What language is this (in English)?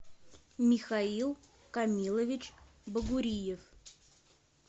Russian